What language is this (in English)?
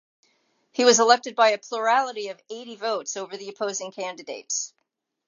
English